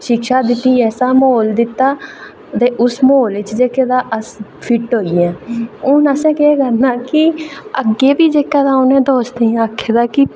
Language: Dogri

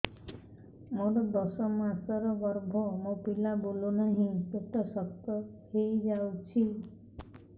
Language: Odia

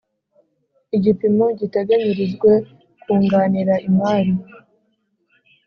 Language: Kinyarwanda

